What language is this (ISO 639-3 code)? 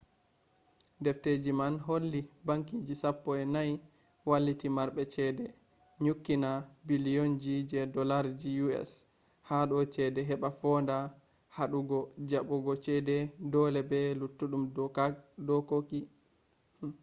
ful